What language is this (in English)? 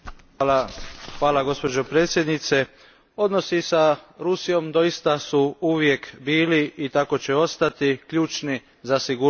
Croatian